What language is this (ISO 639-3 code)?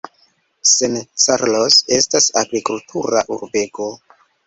epo